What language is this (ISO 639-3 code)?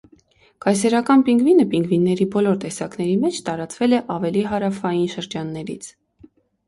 hye